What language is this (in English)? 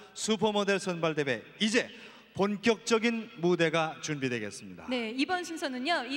Korean